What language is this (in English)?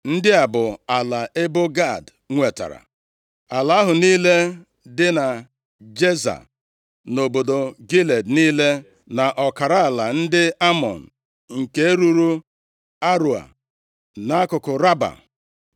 Igbo